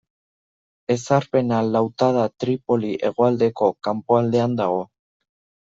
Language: Basque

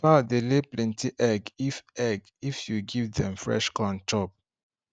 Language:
Nigerian Pidgin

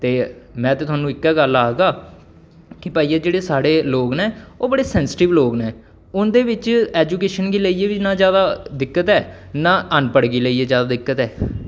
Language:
Dogri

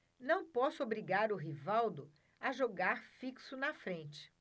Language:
Portuguese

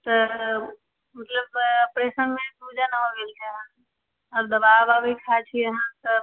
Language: Maithili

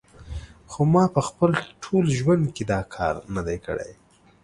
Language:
Pashto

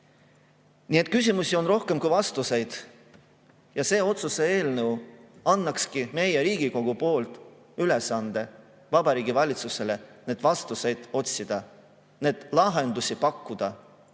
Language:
Estonian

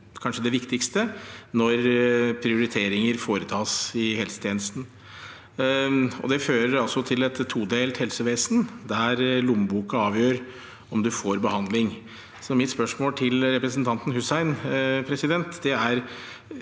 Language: Norwegian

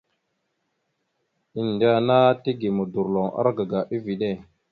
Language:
Mada (Cameroon)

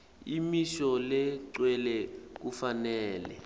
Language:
Swati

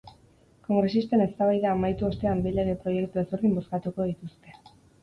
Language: Basque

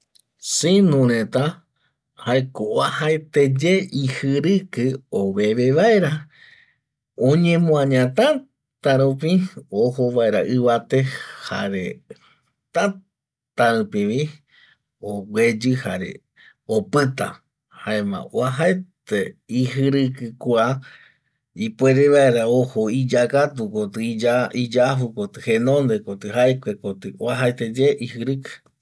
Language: Eastern Bolivian Guaraní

